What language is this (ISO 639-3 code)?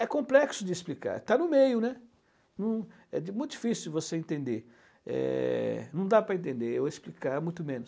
por